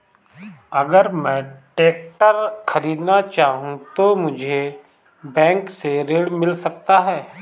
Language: Hindi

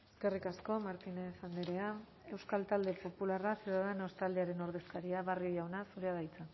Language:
Basque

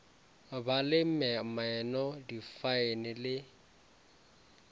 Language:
Northern Sotho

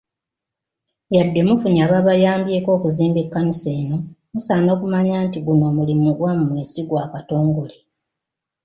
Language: Ganda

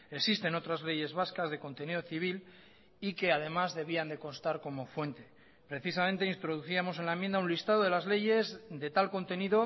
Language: Spanish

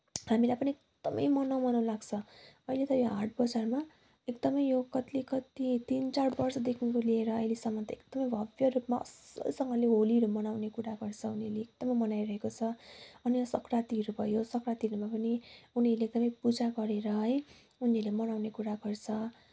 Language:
Nepali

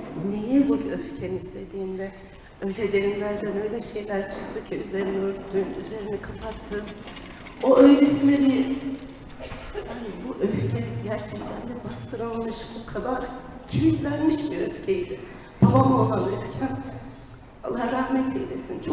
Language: Turkish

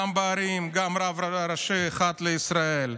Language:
Hebrew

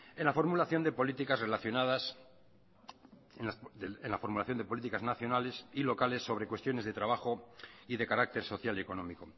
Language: Spanish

